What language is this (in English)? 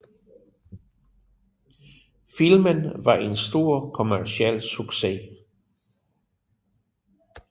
Danish